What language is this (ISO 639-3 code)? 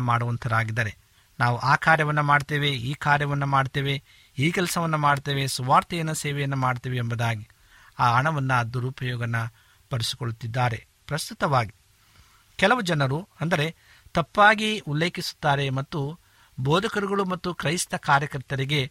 kan